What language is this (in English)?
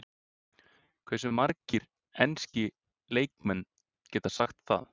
Icelandic